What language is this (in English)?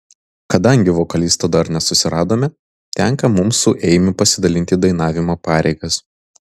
Lithuanian